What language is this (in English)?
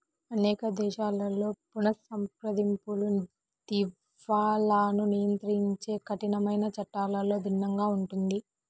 Telugu